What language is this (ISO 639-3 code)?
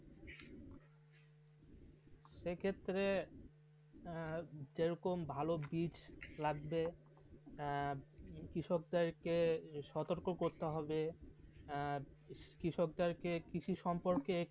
ben